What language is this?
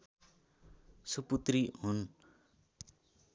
Nepali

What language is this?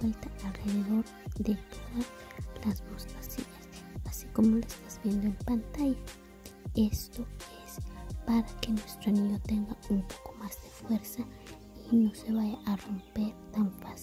Spanish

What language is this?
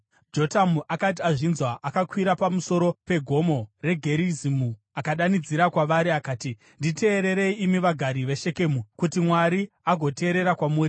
Shona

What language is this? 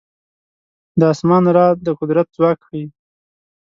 Pashto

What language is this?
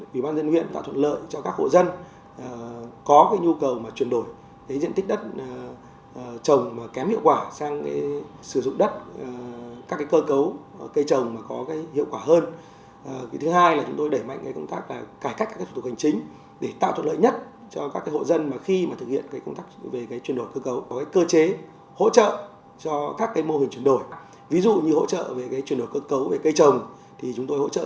Vietnamese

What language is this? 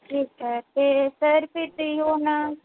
Punjabi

